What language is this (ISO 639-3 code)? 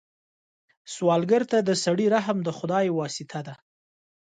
pus